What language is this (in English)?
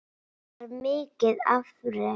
Icelandic